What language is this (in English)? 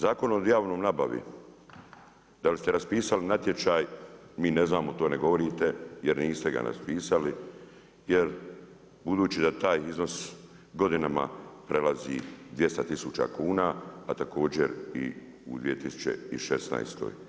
Croatian